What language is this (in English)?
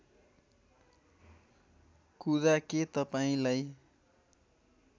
Nepali